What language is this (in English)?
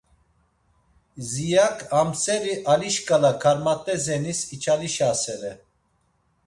Laz